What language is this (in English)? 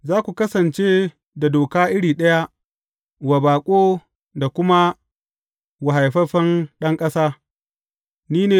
Hausa